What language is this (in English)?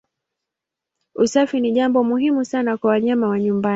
Swahili